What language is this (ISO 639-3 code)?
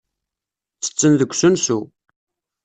kab